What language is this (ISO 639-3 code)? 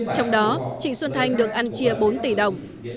vie